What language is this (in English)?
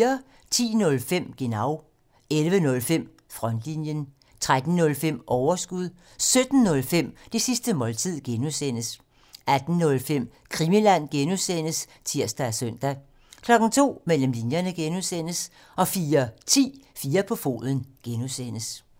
Danish